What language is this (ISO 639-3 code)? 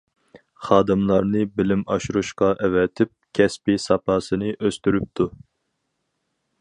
uig